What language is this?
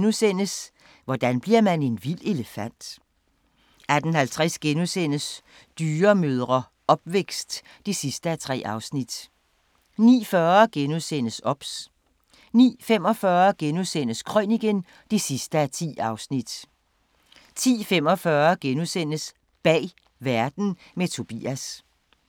Danish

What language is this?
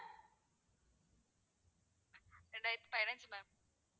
Tamil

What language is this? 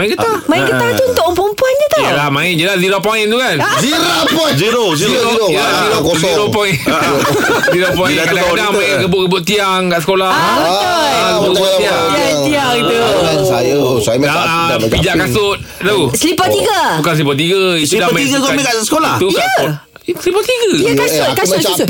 Malay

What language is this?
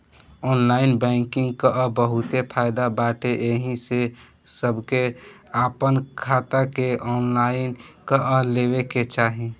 Bhojpuri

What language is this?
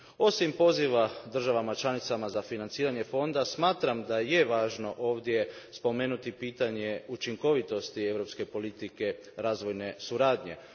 Croatian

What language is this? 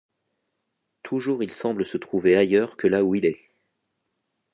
French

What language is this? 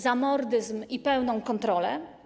Polish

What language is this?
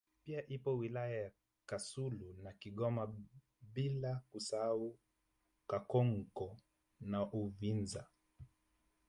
Swahili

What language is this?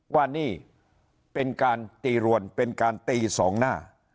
Thai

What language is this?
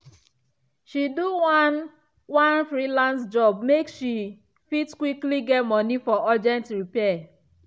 Nigerian Pidgin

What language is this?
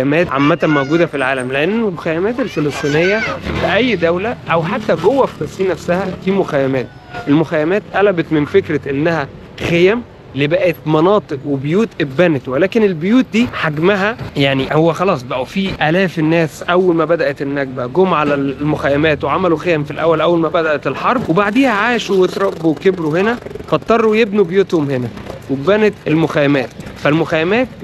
Arabic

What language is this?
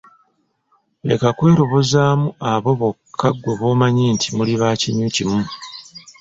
Ganda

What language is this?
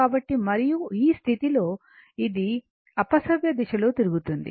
Telugu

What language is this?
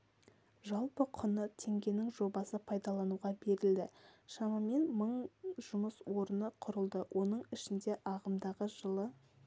Kazakh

